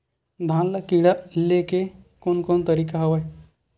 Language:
Chhattisgarhi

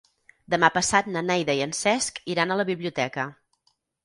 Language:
Catalan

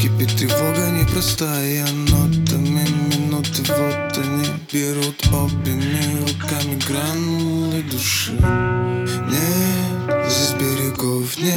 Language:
Ukrainian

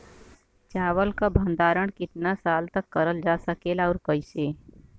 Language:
Bhojpuri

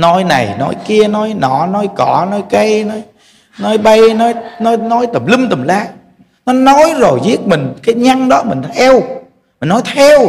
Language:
Vietnamese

